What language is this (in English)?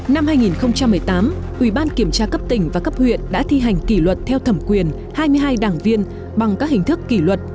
Vietnamese